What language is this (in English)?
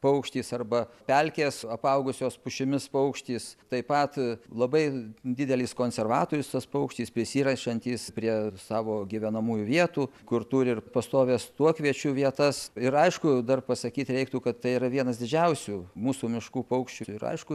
Lithuanian